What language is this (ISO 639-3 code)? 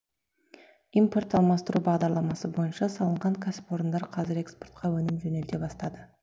kaz